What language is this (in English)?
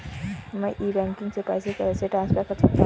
Hindi